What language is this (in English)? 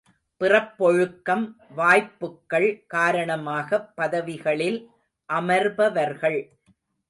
Tamil